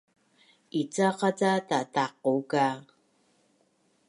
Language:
Bunun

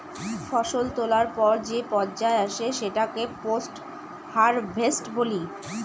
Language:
Bangla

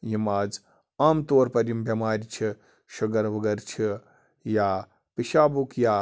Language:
Kashmiri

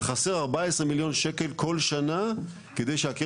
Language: Hebrew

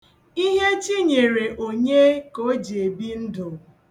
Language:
Igbo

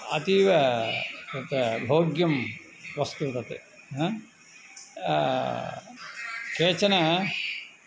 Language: Sanskrit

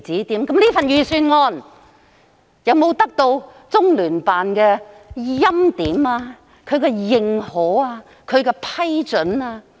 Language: Cantonese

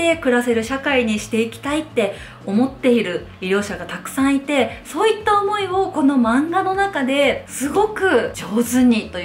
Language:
Japanese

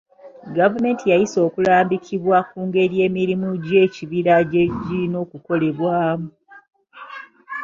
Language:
Ganda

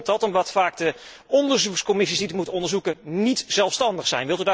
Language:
Dutch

